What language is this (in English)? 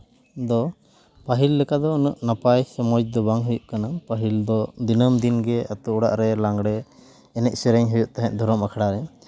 Santali